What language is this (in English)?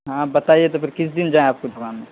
Urdu